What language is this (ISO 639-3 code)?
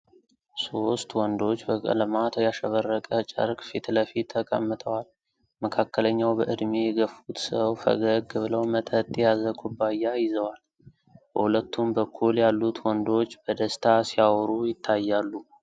amh